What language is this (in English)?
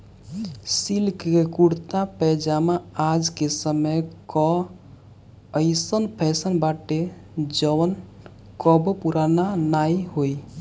Bhojpuri